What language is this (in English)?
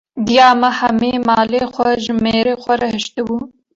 Kurdish